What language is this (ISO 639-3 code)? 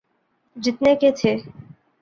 urd